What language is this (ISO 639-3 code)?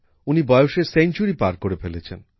ben